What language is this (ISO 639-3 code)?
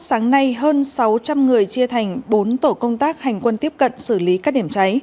vie